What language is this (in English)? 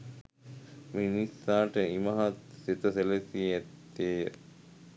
Sinhala